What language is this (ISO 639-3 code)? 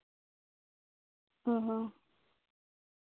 sat